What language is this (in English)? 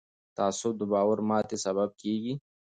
Pashto